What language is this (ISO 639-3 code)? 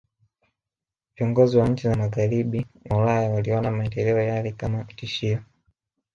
swa